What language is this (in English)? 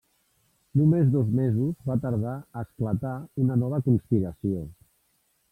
Catalan